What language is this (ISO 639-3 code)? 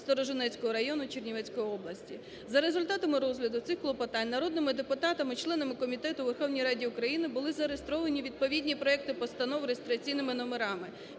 ukr